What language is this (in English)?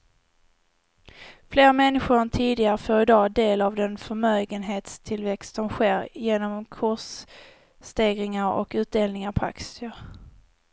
Swedish